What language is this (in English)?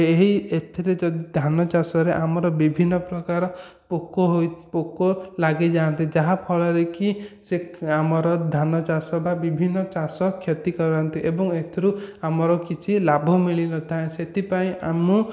Odia